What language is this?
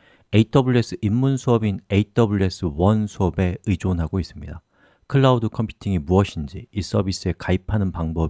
Korean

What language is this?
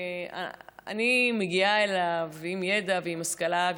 Hebrew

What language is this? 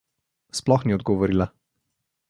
Slovenian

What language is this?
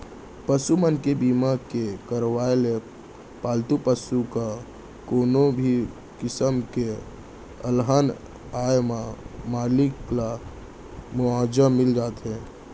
Chhattisgarhi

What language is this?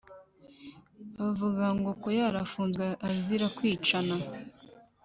Kinyarwanda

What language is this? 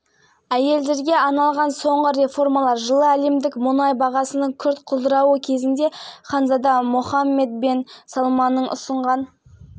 Kazakh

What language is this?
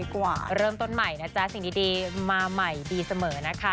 Thai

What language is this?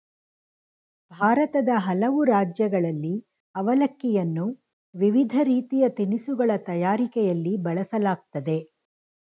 Kannada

